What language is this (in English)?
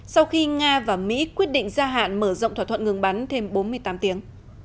Vietnamese